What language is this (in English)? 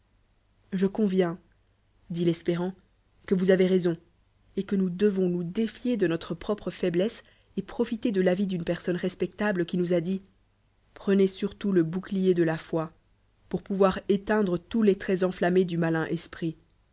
French